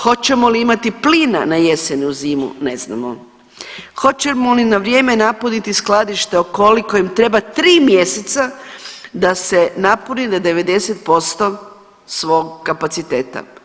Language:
Croatian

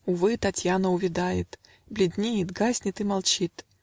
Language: Russian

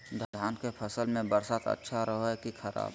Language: Magahi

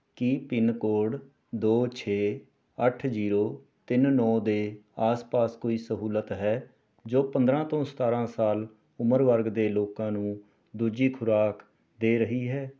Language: Punjabi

